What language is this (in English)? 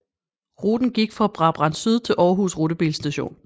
Danish